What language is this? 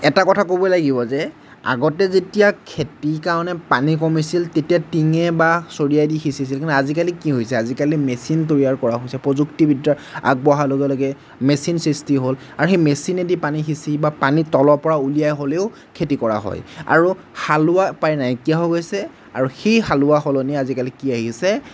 Assamese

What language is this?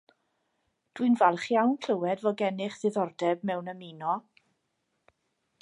Welsh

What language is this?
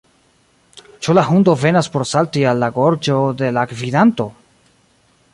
Esperanto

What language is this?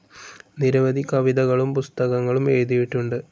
Malayalam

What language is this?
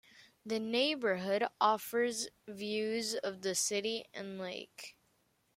English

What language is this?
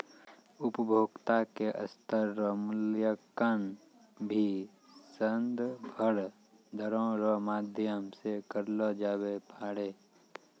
Maithili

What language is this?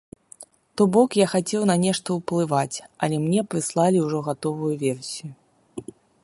Belarusian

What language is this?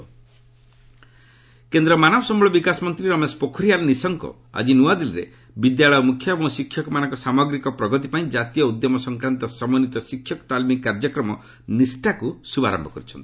Odia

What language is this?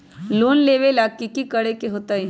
Magahi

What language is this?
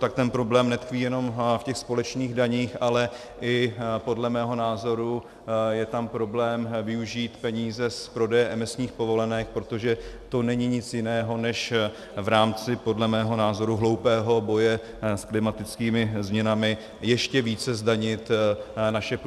Czech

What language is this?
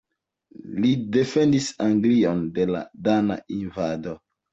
Esperanto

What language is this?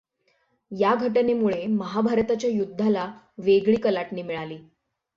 Marathi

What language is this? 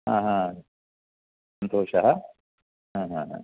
Sanskrit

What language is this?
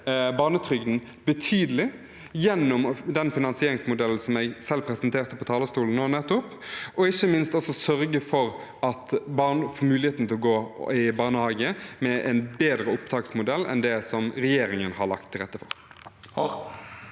Norwegian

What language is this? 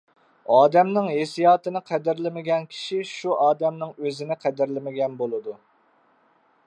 Uyghur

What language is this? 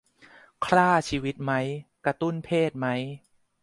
Thai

